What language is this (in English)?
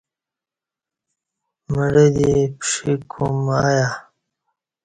Kati